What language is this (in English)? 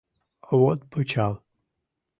Mari